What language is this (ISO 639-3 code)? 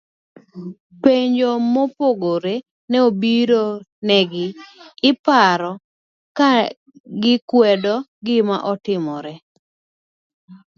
luo